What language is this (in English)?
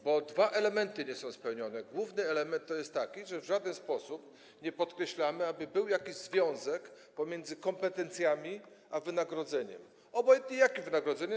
Polish